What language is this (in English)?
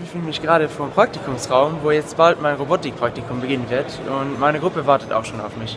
German